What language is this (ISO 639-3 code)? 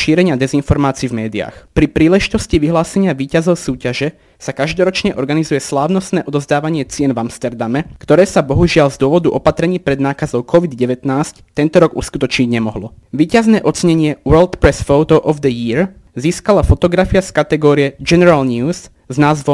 slk